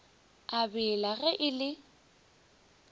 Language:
Northern Sotho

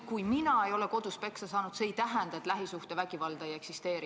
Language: Estonian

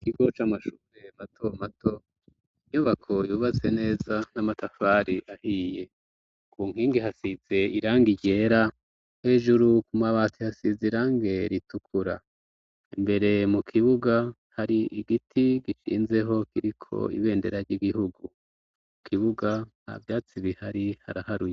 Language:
Rundi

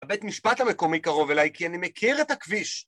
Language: Hebrew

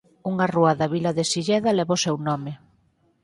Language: Galician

